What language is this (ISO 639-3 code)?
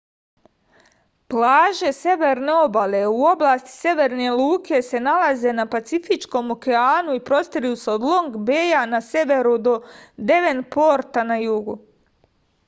srp